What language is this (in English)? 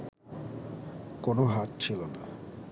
Bangla